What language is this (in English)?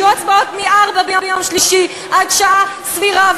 Hebrew